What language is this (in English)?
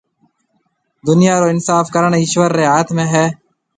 Marwari (Pakistan)